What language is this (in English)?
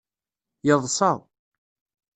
Kabyle